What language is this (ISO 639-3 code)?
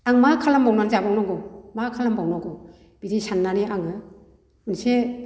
brx